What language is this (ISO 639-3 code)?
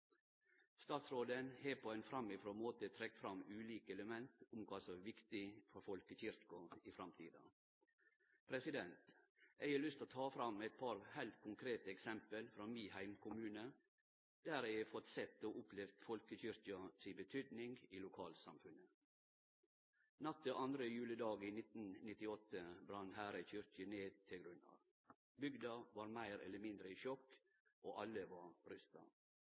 nno